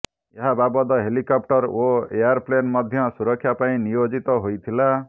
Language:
Odia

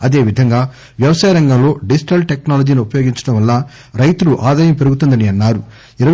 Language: Telugu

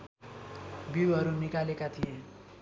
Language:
Nepali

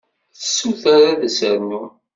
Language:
Kabyle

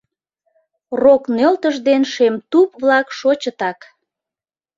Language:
Mari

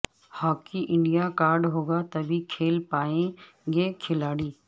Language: Urdu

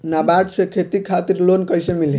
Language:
Bhojpuri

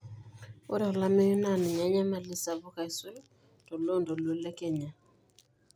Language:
Masai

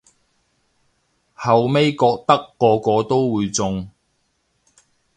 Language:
Cantonese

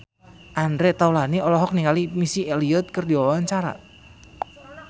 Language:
Sundanese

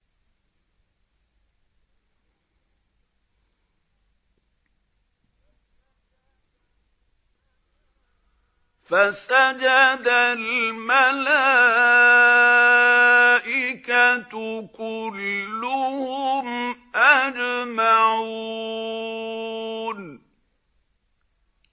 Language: Arabic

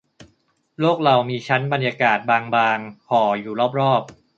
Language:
Thai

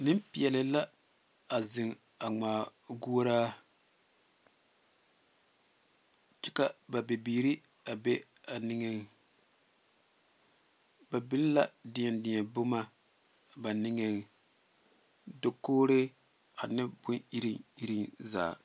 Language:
Southern Dagaare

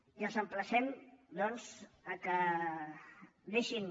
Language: Catalan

